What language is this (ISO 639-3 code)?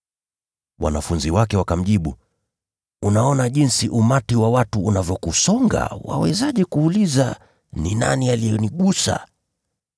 swa